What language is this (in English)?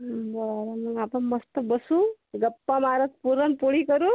Marathi